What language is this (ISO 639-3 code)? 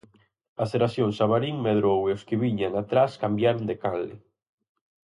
glg